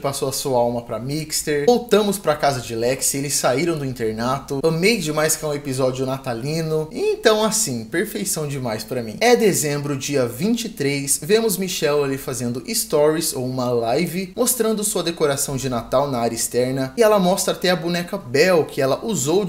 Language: Portuguese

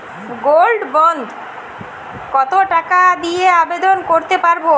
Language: Bangla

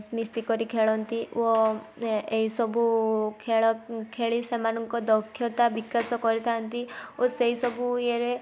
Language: Odia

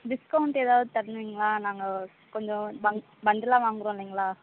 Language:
Tamil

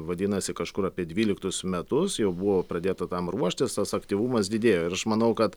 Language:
Lithuanian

